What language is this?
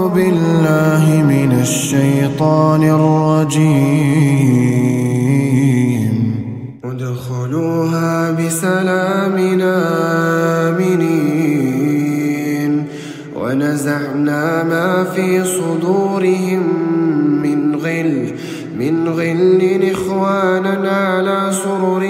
Arabic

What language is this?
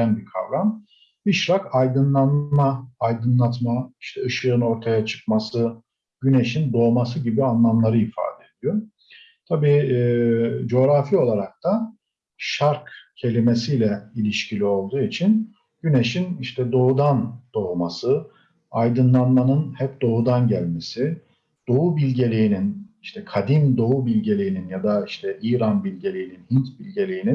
Turkish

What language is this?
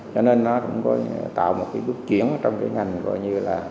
Vietnamese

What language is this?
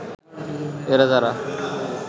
Bangla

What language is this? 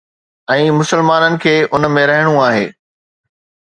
Sindhi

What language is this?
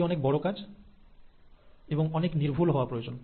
Bangla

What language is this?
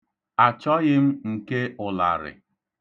Igbo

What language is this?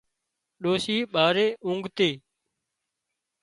Wadiyara Koli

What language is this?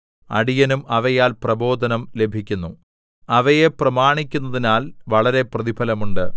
Malayalam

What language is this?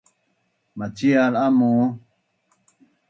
Bunun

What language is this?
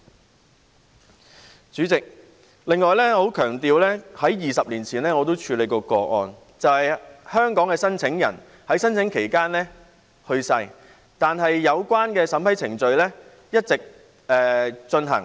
Cantonese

